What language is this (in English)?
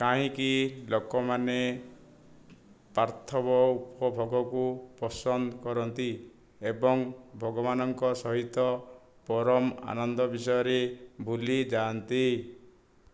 Odia